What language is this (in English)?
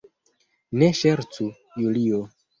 Esperanto